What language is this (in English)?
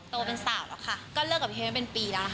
Thai